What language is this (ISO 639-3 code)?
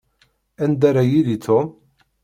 kab